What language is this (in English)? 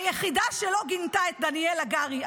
Hebrew